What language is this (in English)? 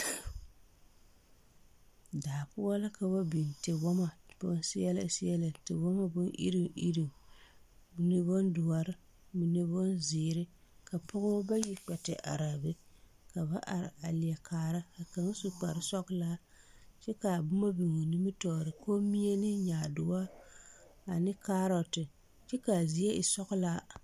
Southern Dagaare